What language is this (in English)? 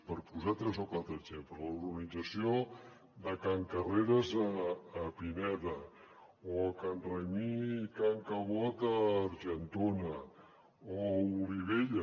Catalan